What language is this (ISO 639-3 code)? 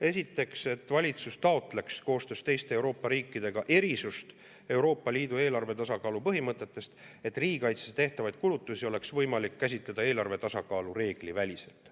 est